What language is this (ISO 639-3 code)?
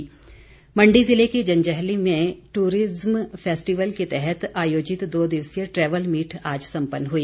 hin